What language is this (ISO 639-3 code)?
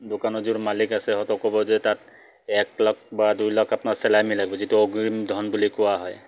asm